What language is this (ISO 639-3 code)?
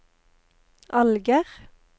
nor